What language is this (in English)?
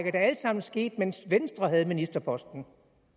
Danish